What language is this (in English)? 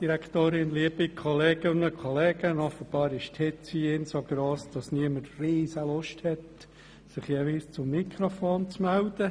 Swiss German